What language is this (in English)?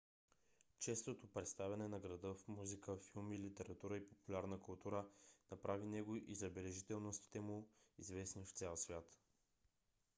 Bulgarian